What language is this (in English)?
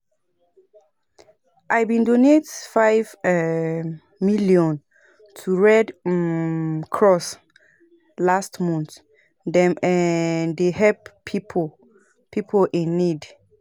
Nigerian Pidgin